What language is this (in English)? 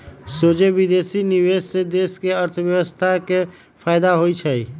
Magahi